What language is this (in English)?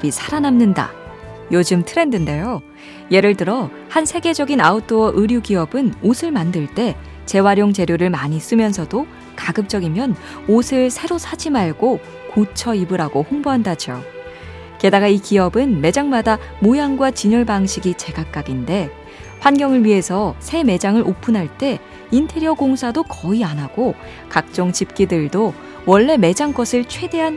Korean